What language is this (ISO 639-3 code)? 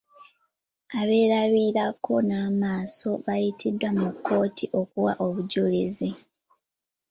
lug